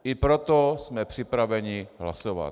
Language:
Czech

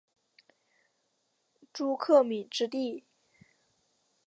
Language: Chinese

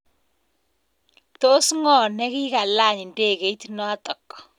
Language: Kalenjin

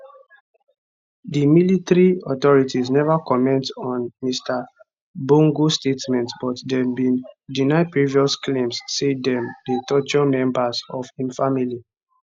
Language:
Nigerian Pidgin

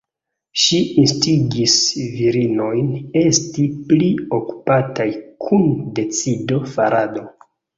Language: Esperanto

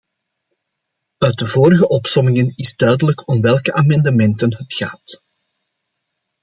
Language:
Dutch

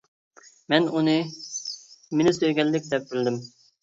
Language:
Uyghur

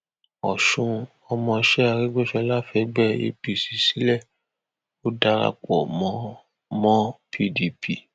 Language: Yoruba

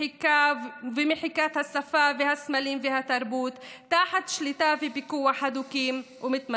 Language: Hebrew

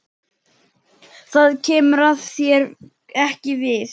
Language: Icelandic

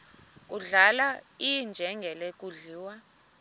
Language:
Xhosa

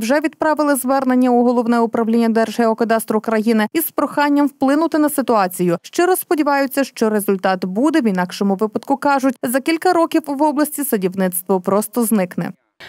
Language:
Ukrainian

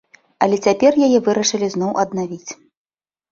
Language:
Belarusian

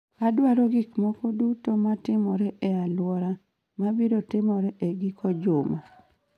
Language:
Luo (Kenya and Tanzania)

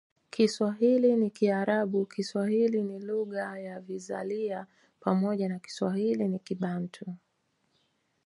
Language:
Swahili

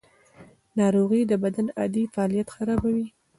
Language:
Pashto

